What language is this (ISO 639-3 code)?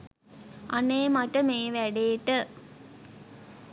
sin